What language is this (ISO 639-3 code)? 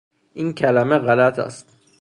fas